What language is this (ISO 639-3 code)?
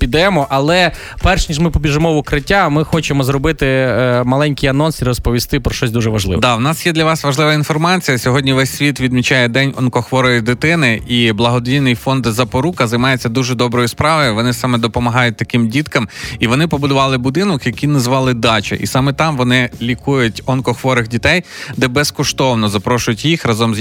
ukr